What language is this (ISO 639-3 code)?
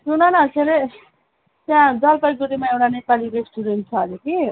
nep